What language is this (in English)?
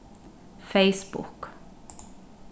Faroese